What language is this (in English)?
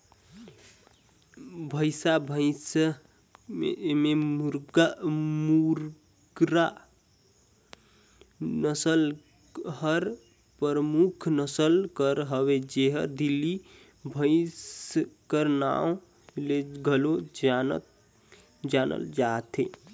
Chhattisgarhi